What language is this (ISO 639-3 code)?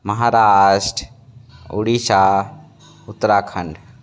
hin